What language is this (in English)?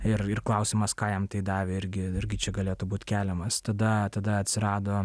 Lithuanian